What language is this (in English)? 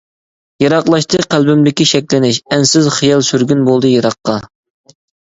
Uyghur